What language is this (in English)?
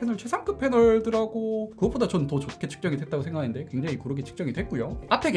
Korean